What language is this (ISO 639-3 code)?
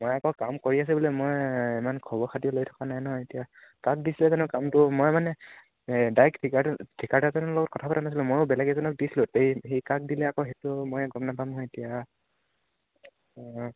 asm